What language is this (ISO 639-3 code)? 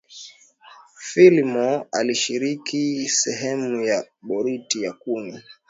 swa